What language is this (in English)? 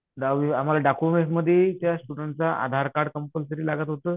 Marathi